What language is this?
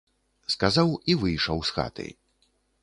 Belarusian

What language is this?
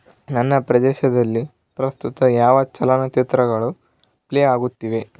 Kannada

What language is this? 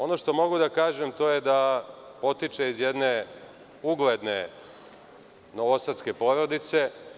Serbian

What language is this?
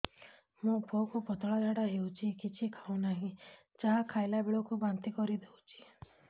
Odia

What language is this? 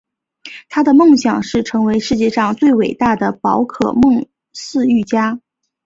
Chinese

